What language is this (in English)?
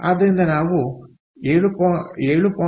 Kannada